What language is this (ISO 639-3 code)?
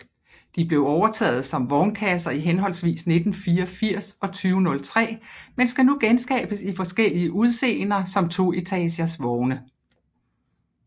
dan